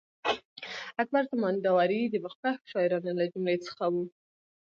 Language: Pashto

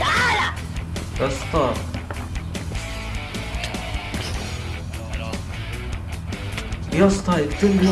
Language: Arabic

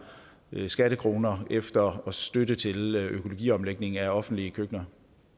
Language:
Danish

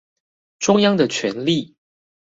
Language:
Chinese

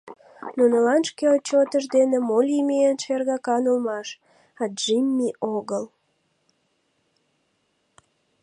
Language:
Mari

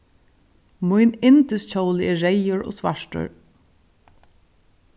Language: Faroese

